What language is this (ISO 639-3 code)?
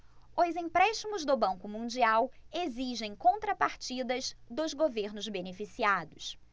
por